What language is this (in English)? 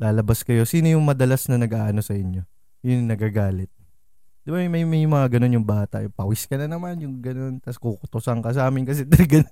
Filipino